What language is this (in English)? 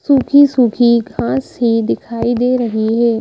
Hindi